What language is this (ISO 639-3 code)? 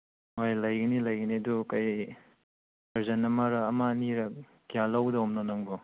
mni